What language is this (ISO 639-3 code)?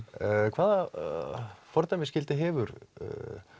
isl